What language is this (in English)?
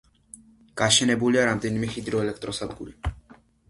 Georgian